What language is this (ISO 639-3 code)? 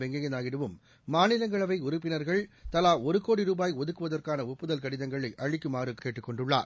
tam